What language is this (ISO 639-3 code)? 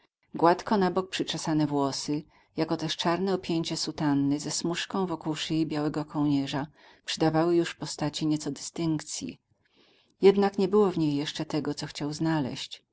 pol